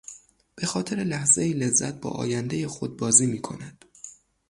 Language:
Persian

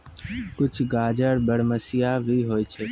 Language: Maithili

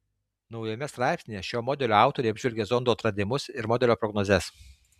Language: Lithuanian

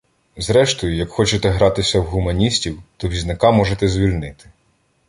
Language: Ukrainian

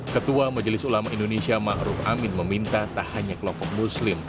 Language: Indonesian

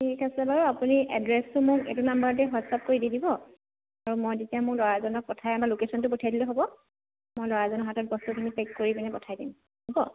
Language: Assamese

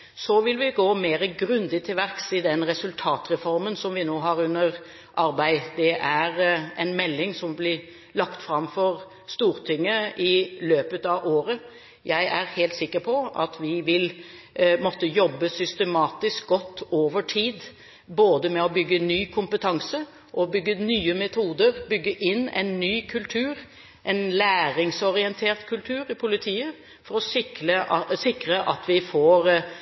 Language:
Norwegian Bokmål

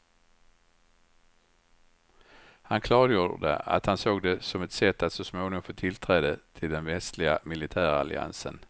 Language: Swedish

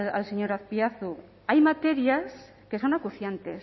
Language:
Spanish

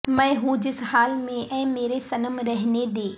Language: Urdu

